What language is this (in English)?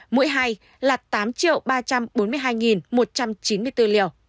Vietnamese